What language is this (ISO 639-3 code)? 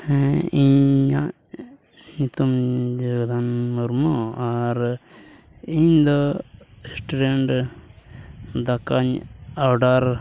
sat